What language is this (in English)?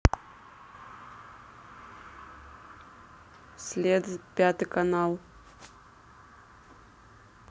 Russian